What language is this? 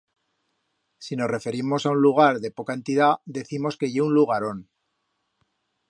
Aragonese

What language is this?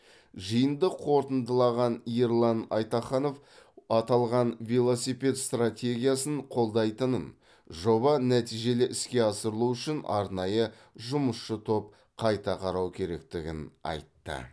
Kazakh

